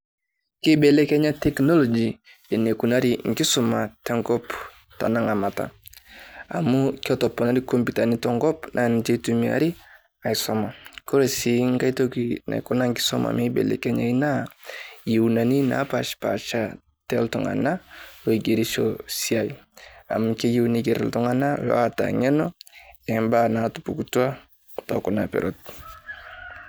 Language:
Masai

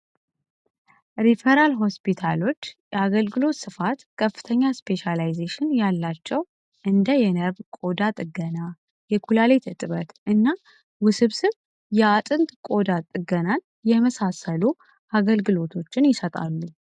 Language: Amharic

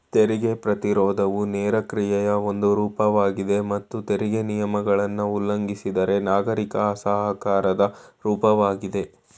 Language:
Kannada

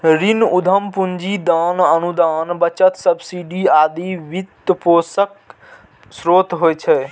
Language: Maithili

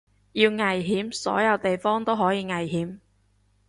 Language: Cantonese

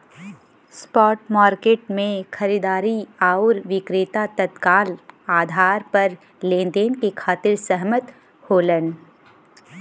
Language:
Bhojpuri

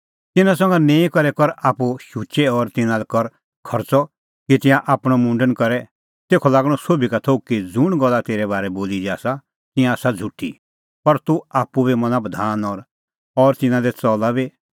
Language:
Kullu Pahari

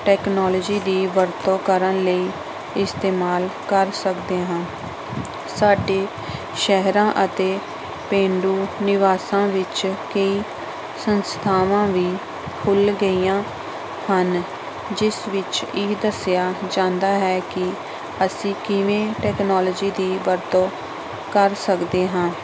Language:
Punjabi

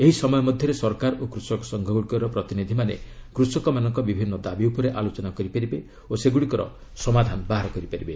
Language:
Odia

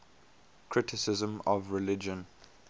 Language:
English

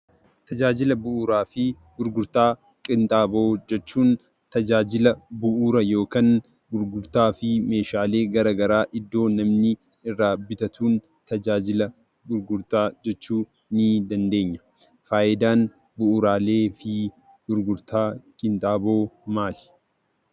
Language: Oromo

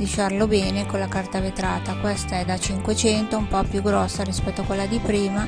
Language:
Italian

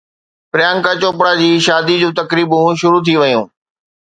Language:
Sindhi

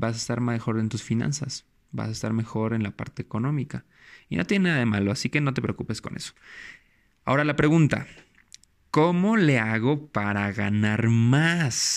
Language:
Spanish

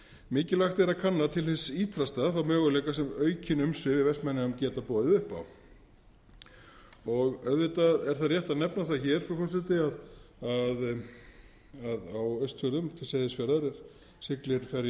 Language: Icelandic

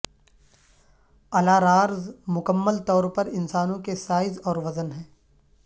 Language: Urdu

